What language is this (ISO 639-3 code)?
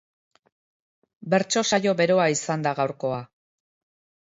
eus